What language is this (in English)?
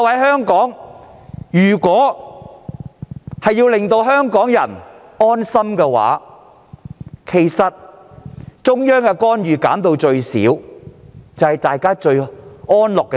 Cantonese